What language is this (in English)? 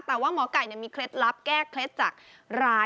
Thai